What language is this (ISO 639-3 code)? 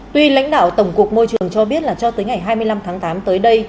vie